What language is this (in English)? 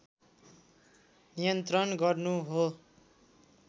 Nepali